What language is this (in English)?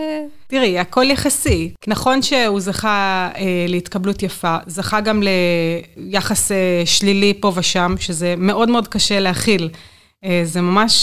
Hebrew